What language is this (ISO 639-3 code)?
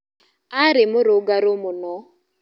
kik